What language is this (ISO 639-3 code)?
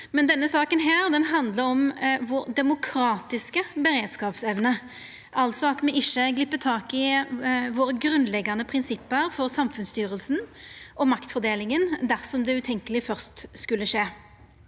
nor